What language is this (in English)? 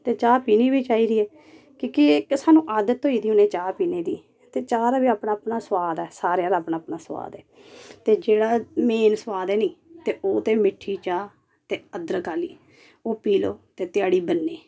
Dogri